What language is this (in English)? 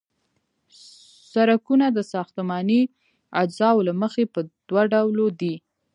Pashto